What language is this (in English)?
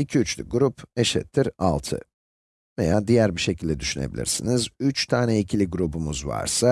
Turkish